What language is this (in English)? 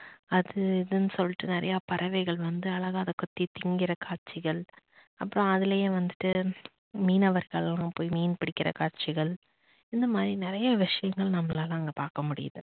Tamil